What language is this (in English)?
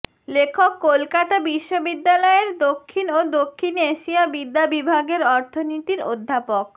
Bangla